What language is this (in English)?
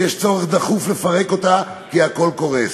Hebrew